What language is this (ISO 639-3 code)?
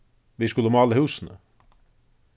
fao